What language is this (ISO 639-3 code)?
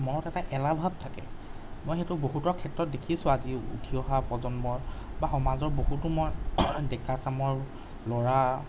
asm